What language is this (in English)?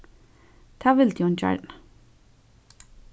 Faroese